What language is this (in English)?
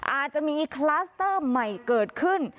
Thai